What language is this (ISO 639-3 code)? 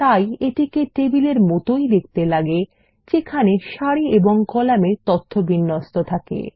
ben